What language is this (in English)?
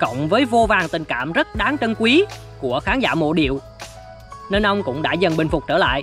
Vietnamese